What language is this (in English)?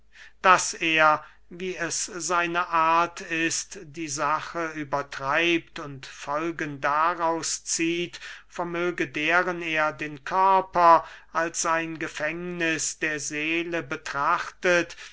German